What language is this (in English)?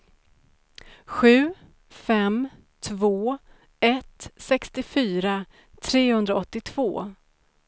Swedish